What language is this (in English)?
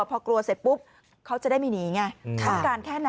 Thai